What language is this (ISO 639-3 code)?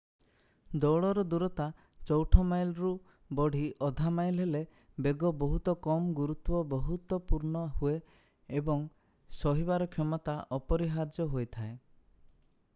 ori